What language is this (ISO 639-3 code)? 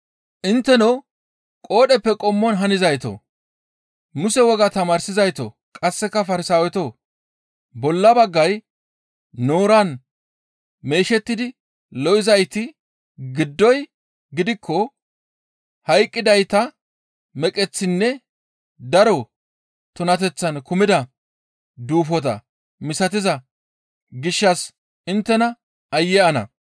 gmv